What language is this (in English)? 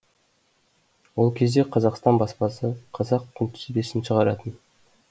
Kazakh